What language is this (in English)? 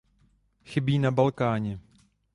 Czech